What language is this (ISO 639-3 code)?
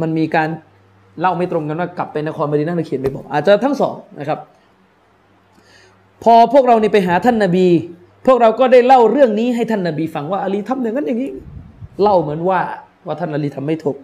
tha